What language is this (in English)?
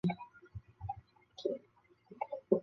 Chinese